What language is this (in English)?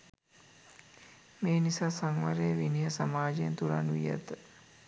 Sinhala